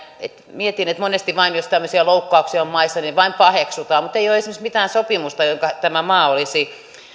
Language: Finnish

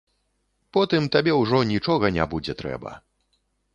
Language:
Belarusian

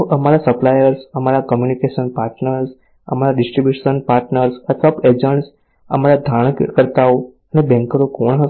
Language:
Gujarati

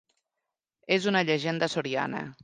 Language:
Catalan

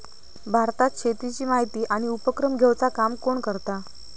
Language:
Marathi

